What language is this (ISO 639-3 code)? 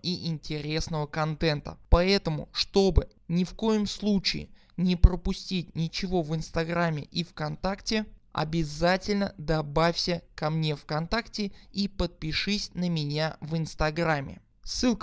rus